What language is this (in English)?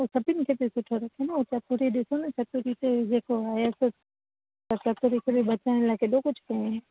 Sindhi